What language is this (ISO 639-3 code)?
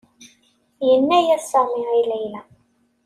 kab